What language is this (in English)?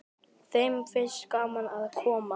Icelandic